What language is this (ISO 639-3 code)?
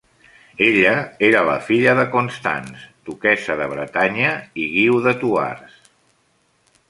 cat